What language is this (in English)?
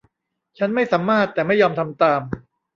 Thai